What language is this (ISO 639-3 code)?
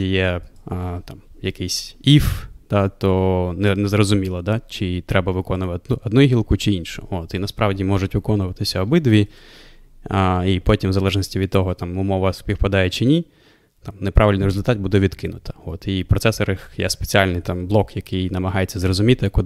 ukr